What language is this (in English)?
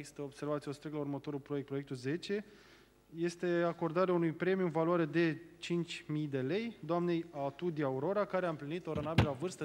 Romanian